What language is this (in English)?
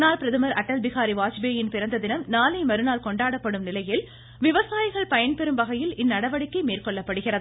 Tamil